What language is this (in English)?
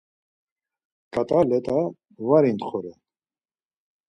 Laz